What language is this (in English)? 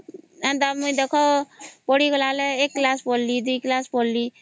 Odia